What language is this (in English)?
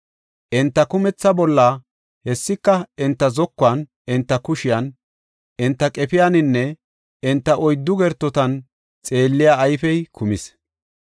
Gofa